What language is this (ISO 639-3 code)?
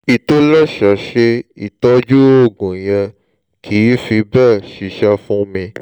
yor